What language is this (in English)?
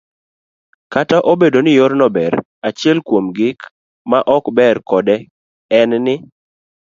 Luo (Kenya and Tanzania)